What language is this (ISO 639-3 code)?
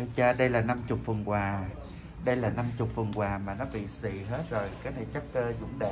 vie